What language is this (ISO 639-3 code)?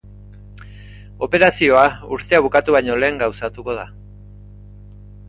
eus